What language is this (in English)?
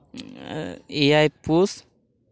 Santali